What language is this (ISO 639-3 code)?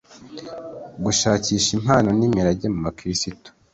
kin